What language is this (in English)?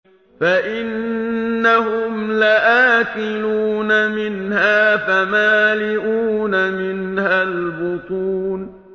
Arabic